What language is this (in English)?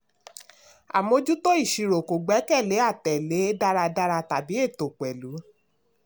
Yoruba